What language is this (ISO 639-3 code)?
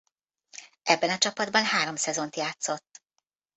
hun